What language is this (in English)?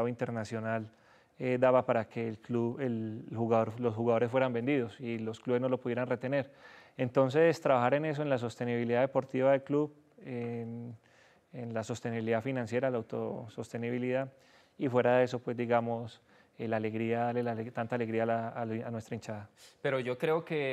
Spanish